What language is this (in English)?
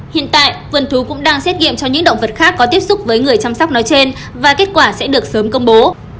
Vietnamese